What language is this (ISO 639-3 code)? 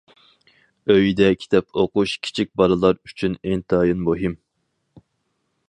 uig